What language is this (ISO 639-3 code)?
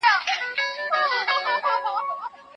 pus